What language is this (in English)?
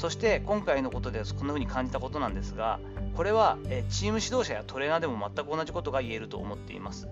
Japanese